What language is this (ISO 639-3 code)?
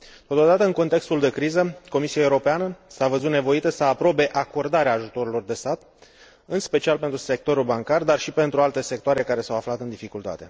ron